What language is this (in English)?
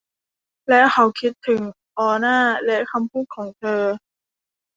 Thai